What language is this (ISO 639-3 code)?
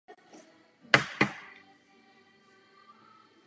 ces